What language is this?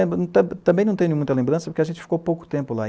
Portuguese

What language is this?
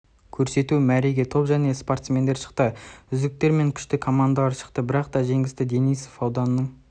Kazakh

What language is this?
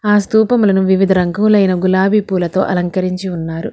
Telugu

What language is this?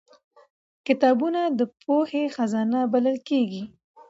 Pashto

